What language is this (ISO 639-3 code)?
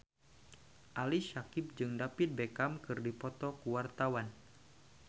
sun